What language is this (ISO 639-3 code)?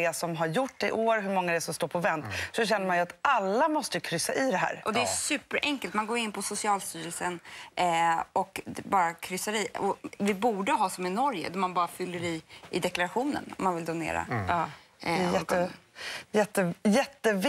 swe